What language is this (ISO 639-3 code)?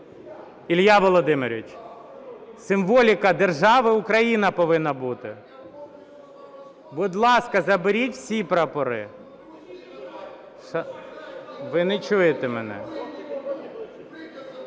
ukr